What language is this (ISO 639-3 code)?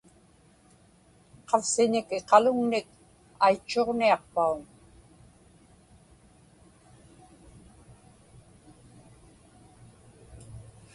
ipk